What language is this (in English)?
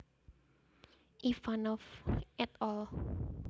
Javanese